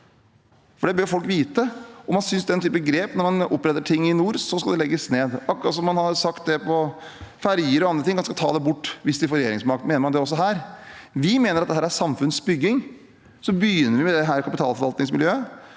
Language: Norwegian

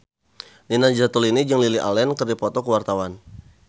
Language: Sundanese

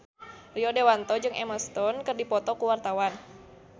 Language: Sundanese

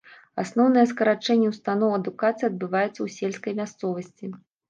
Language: Belarusian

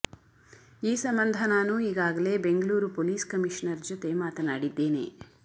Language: Kannada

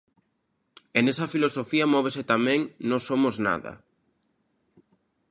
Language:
Galician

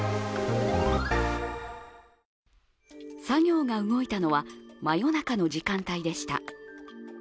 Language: Japanese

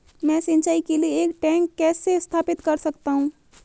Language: Hindi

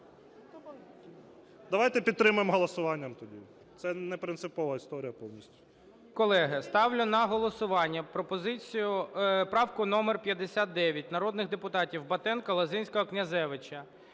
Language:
Ukrainian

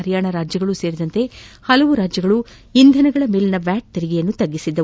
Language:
Kannada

